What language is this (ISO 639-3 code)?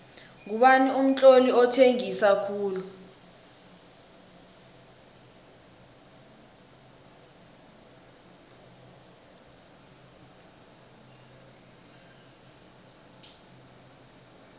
nbl